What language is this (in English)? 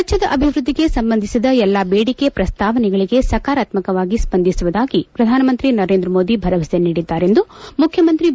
Kannada